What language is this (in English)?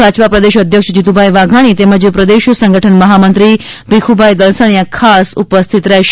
Gujarati